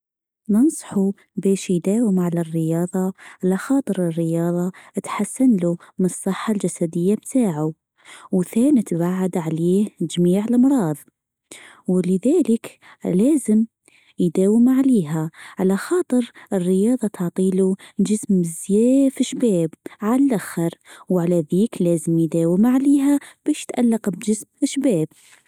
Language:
Tunisian Arabic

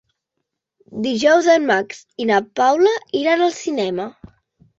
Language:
Catalan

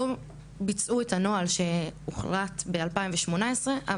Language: Hebrew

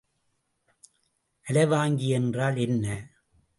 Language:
Tamil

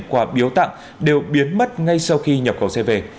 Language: Vietnamese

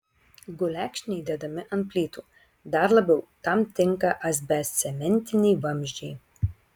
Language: Lithuanian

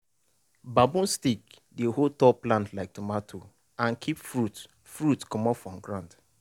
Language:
Nigerian Pidgin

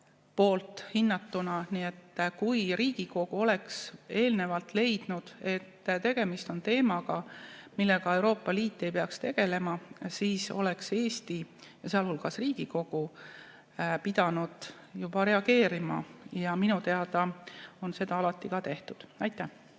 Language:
Estonian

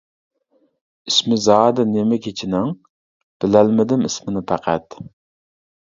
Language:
Uyghur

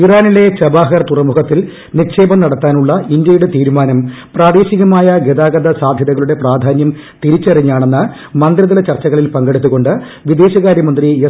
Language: Malayalam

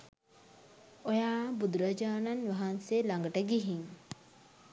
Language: Sinhala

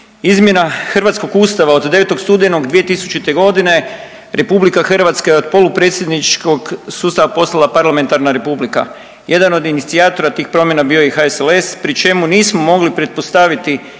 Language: Croatian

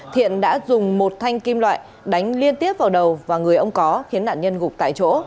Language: Vietnamese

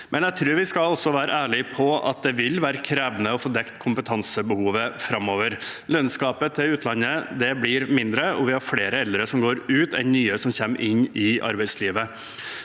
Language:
Norwegian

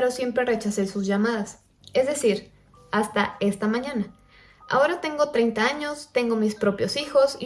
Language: Spanish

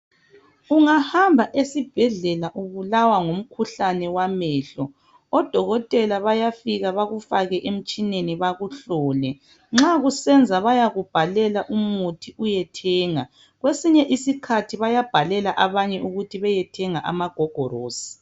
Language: North Ndebele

